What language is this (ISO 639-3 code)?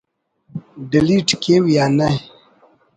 brh